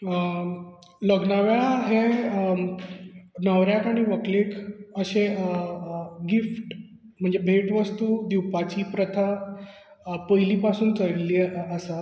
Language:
Konkani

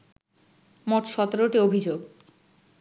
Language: Bangla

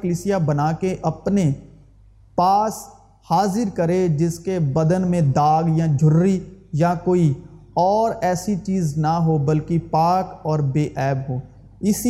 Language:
Urdu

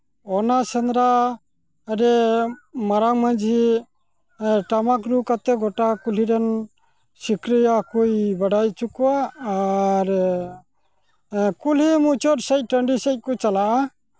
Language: Santali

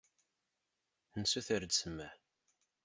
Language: Kabyle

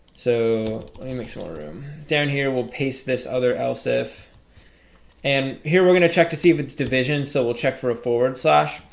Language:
English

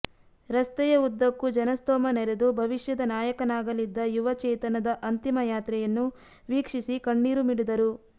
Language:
Kannada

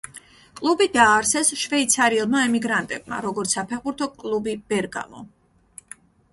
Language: Georgian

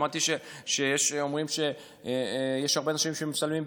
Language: Hebrew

